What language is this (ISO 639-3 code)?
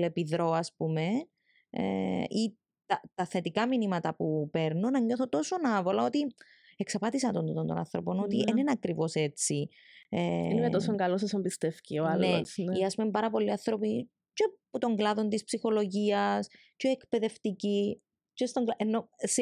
ell